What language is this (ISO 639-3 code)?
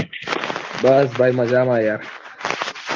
guj